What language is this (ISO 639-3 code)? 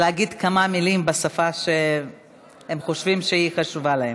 heb